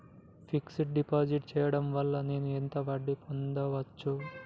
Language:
Telugu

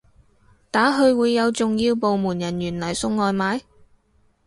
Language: Cantonese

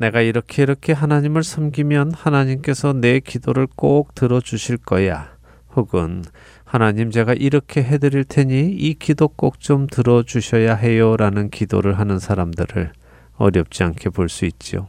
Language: Korean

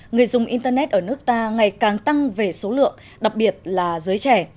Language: Vietnamese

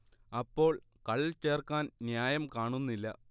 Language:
Malayalam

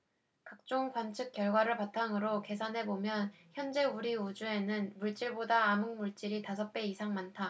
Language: Korean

